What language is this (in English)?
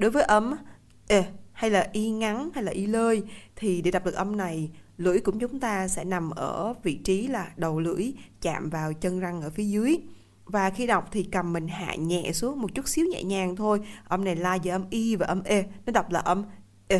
Vietnamese